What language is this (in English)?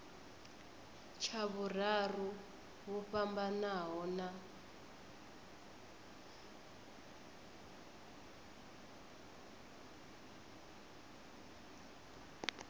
Venda